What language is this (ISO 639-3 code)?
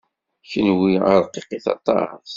kab